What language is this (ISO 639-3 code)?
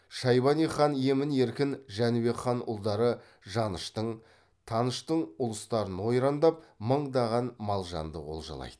kaz